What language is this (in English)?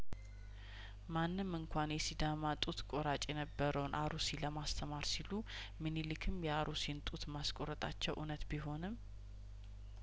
Amharic